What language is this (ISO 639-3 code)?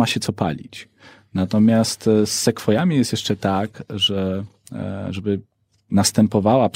pol